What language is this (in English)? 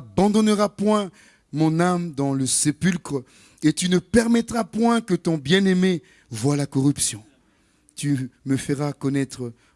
French